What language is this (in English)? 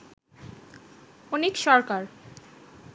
Bangla